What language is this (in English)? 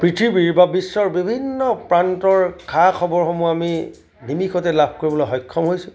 Assamese